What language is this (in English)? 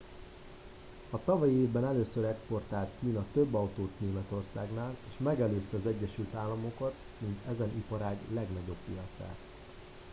Hungarian